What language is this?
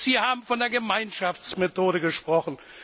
German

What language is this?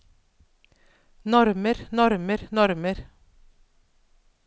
Norwegian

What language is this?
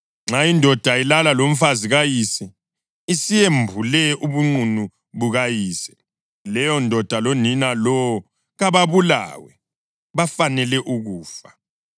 North Ndebele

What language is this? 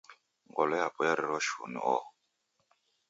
Taita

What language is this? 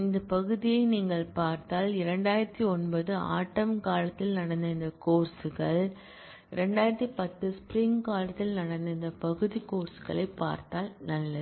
Tamil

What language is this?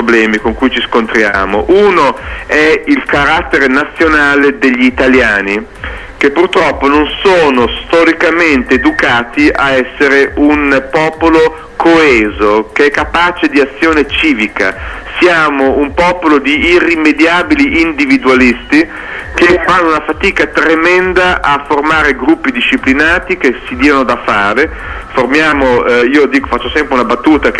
Italian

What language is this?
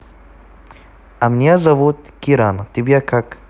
Russian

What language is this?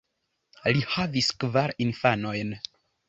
Esperanto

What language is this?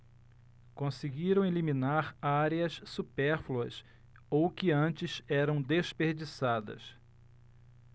Portuguese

